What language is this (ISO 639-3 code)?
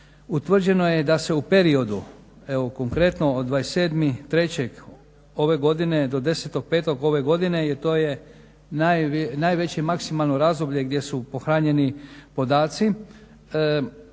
hrv